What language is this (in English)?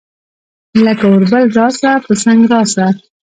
Pashto